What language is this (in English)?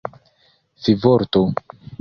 Esperanto